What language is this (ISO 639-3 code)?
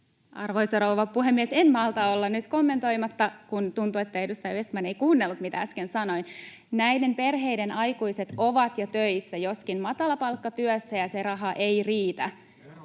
fin